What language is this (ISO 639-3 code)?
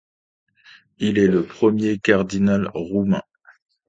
fra